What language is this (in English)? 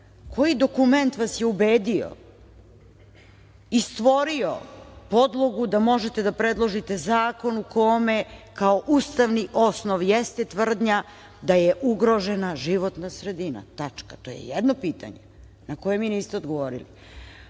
Serbian